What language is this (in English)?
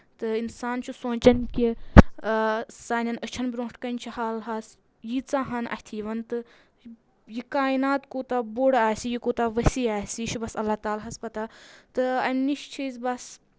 Kashmiri